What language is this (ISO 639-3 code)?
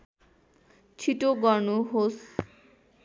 nep